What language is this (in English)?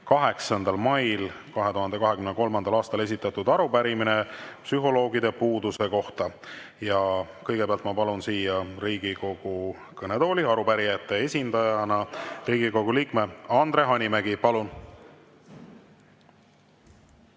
Estonian